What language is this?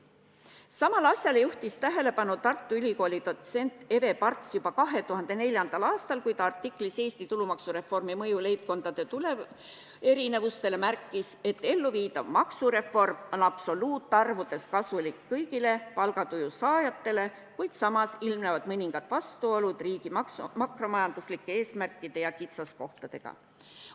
Estonian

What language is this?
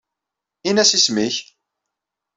Kabyle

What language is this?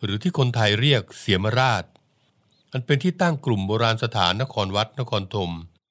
Thai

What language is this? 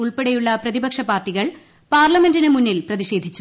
Malayalam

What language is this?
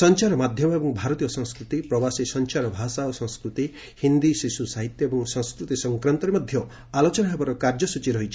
Odia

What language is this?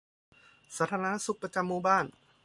Thai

